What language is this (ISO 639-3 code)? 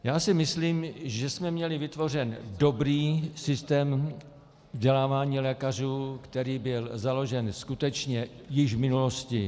ces